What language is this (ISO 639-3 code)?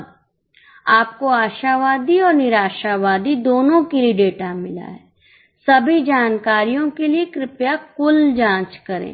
hin